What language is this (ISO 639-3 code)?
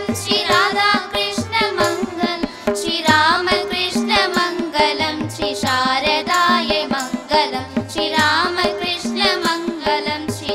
pol